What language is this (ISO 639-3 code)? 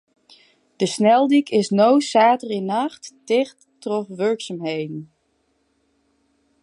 fry